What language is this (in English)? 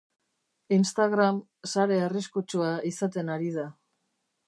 Basque